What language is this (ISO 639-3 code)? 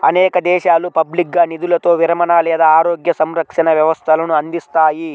tel